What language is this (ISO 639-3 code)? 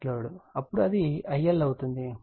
tel